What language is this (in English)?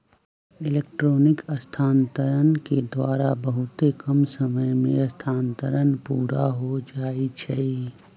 Magahi